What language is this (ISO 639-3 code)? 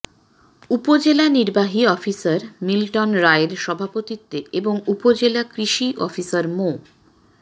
ben